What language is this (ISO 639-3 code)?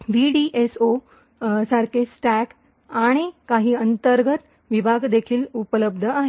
mar